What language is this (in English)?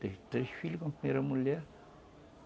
Portuguese